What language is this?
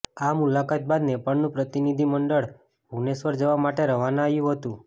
Gujarati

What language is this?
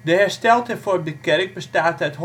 Dutch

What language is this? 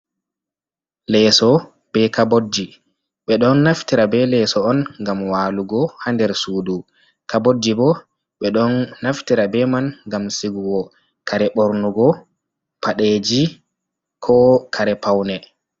Fula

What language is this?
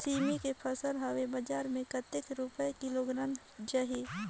Chhattisgarhi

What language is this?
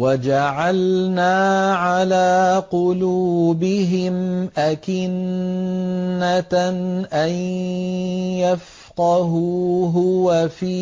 Arabic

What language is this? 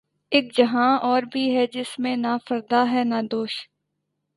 Urdu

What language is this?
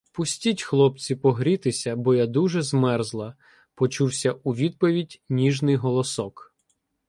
Ukrainian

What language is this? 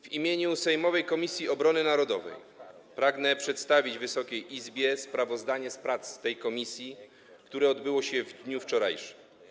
Polish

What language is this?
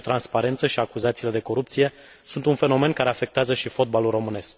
Romanian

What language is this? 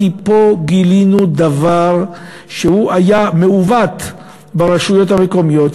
Hebrew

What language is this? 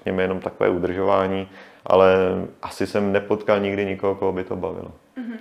Czech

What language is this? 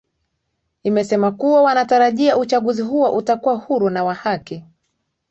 Swahili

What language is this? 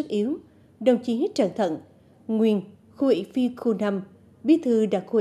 Vietnamese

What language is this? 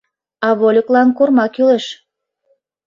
Mari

